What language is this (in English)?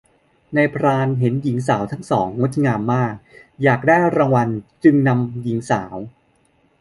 Thai